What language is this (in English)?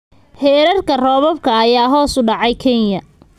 Somali